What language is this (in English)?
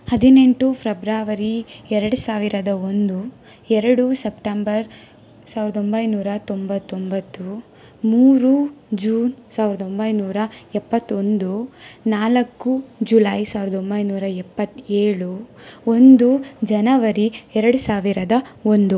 Kannada